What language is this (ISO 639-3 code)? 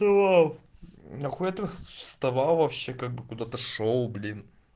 rus